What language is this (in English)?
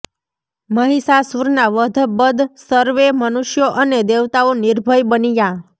Gujarati